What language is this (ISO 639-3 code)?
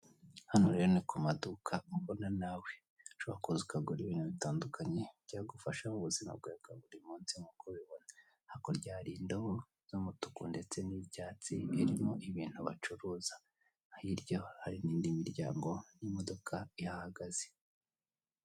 kin